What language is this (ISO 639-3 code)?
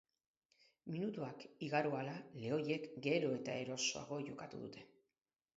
eus